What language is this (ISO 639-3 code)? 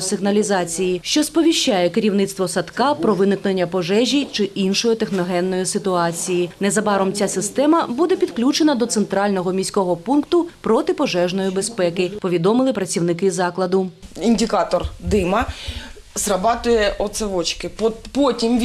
ukr